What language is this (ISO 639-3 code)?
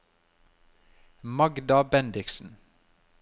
nor